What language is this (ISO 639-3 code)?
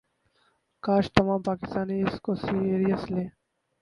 urd